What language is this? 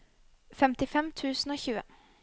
Norwegian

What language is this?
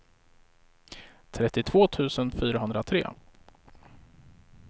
Swedish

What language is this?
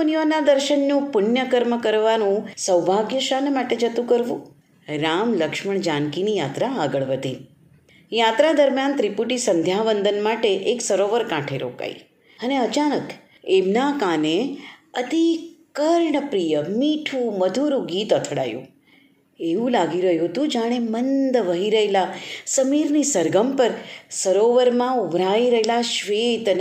Gujarati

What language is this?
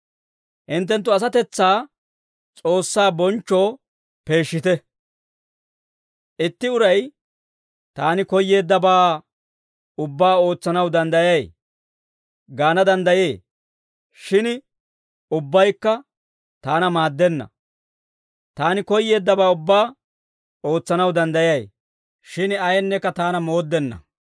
Dawro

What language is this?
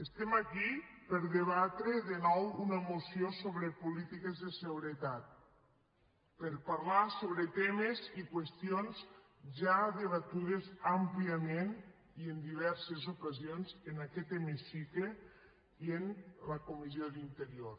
Catalan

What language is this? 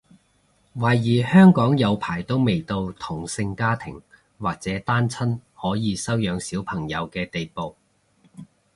Cantonese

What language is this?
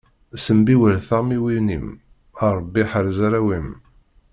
Kabyle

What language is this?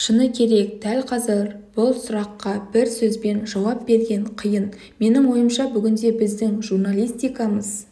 Kazakh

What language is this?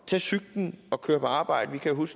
Danish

